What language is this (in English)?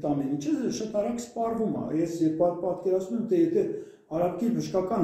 Turkish